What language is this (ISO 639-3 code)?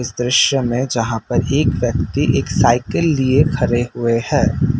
hin